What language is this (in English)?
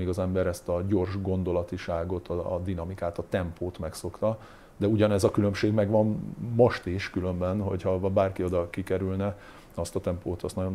Hungarian